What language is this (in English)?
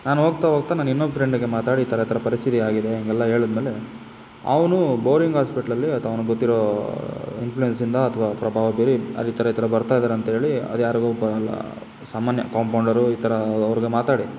Kannada